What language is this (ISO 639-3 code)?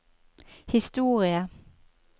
nor